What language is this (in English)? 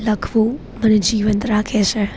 Gujarati